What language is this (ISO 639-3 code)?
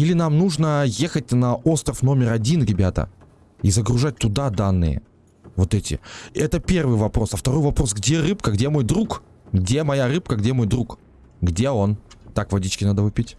rus